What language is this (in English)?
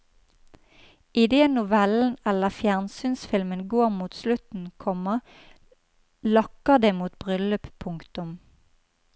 Norwegian